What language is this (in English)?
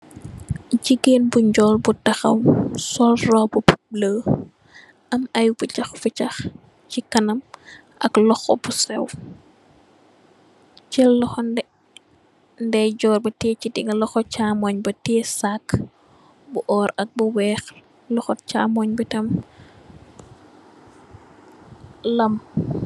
Wolof